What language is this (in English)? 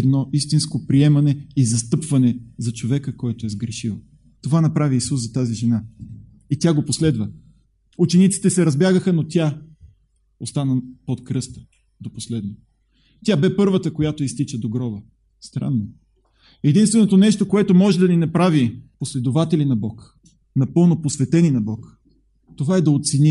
Bulgarian